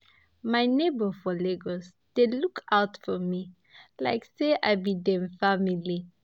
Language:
Nigerian Pidgin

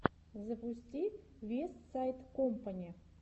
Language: Russian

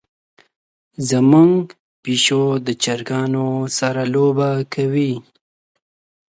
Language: Pashto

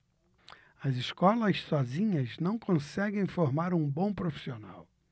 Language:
Portuguese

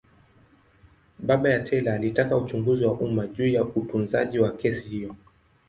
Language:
Swahili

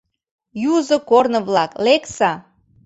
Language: Mari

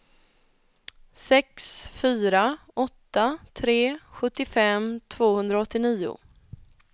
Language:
Swedish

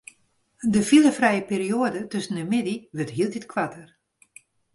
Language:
Western Frisian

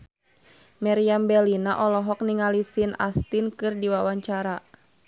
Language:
Sundanese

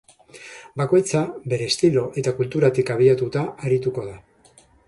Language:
Basque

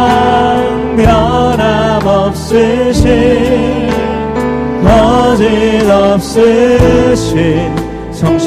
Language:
Korean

